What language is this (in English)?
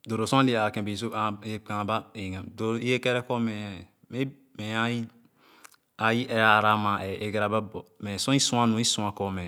Khana